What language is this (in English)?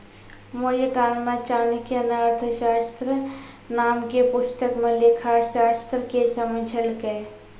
Maithili